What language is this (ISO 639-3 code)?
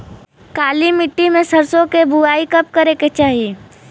bho